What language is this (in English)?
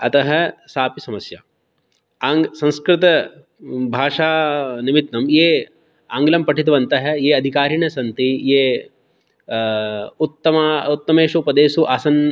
Sanskrit